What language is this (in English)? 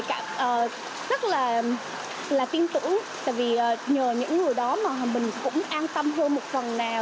Vietnamese